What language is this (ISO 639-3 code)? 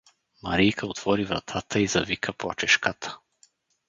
bul